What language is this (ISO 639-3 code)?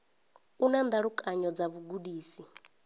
ven